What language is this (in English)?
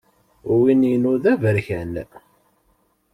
Kabyle